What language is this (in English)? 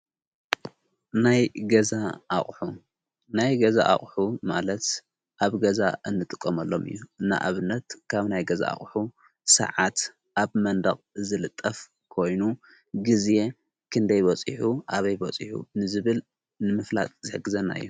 Tigrinya